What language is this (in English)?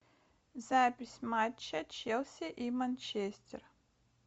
Russian